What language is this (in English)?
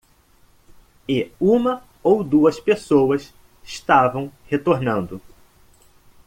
Portuguese